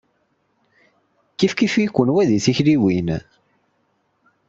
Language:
Kabyle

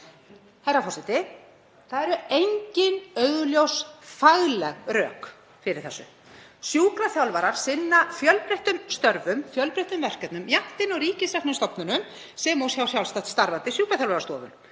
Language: Icelandic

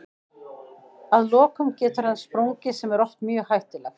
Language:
Icelandic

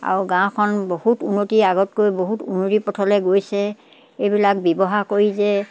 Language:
Assamese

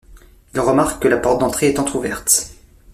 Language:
French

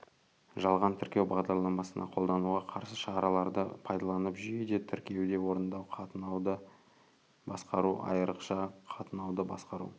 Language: Kazakh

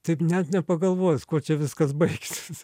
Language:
Lithuanian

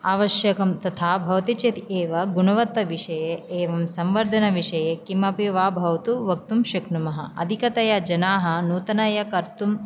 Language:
Sanskrit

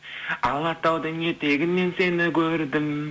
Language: Kazakh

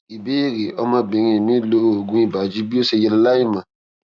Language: Yoruba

